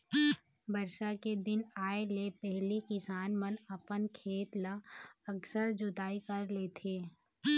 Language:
Chhattisgarhi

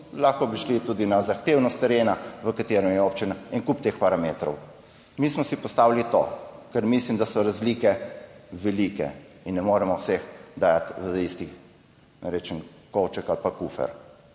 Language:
Slovenian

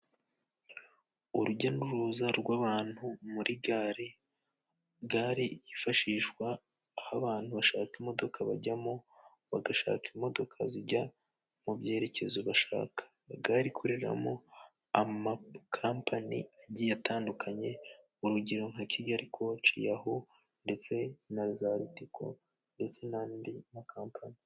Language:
Kinyarwanda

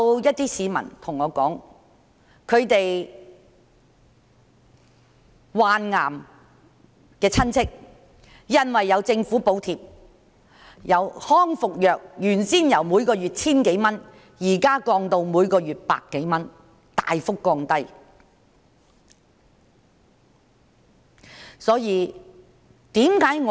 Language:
Cantonese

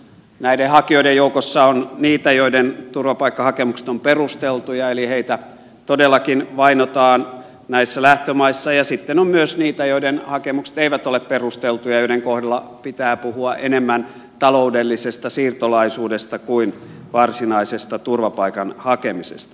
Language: Finnish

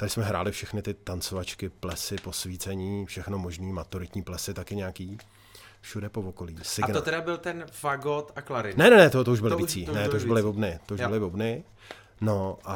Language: Czech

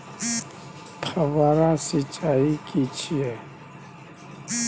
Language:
Maithili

